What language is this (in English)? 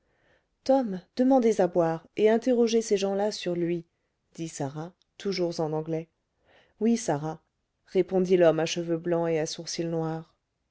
French